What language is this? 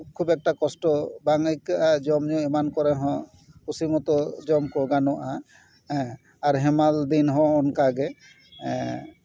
Santali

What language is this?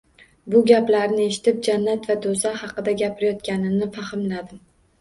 Uzbek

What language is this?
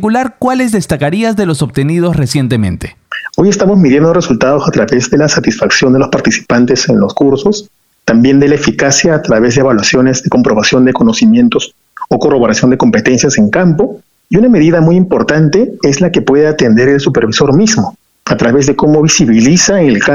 Spanish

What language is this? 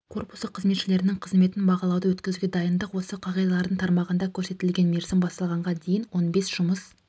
Kazakh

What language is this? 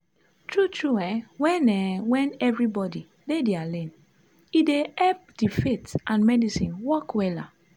Nigerian Pidgin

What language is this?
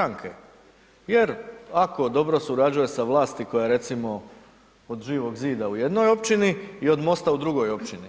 Croatian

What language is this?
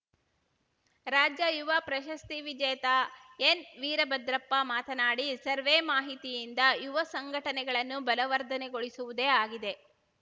Kannada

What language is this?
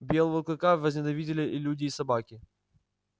Russian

